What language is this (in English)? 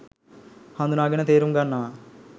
Sinhala